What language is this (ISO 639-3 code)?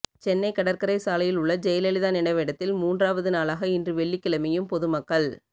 tam